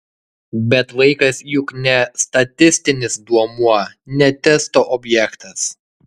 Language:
Lithuanian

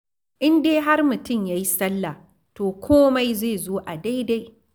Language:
Hausa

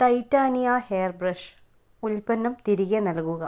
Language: Malayalam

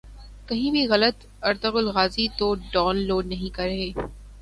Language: Urdu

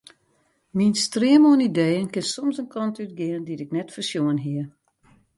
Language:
Western Frisian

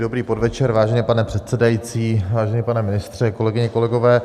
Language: Czech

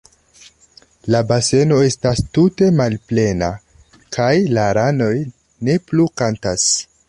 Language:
Esperanto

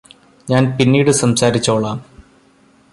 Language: Malayalam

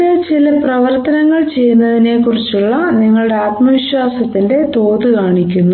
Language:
Malayalam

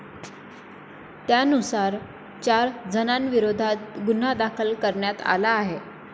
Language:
Marathi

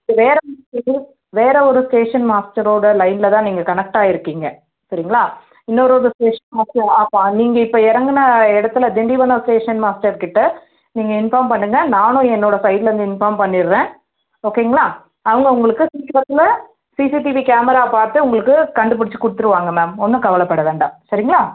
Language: Tamil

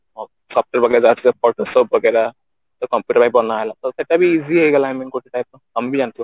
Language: Odia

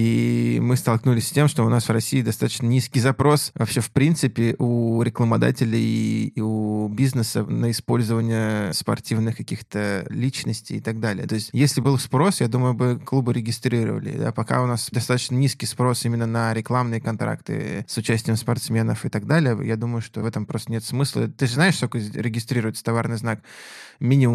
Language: Russian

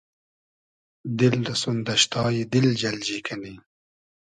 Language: Hazaragi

